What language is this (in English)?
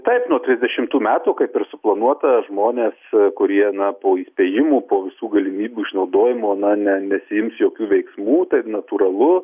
Lithuanian